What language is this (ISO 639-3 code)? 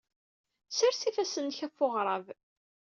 kab